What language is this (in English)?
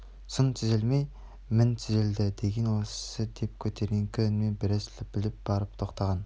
Kazakh